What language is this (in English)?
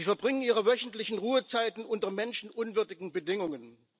German